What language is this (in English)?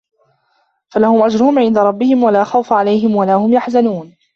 Arabic